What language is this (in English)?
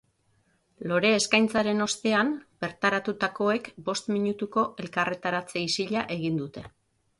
Basque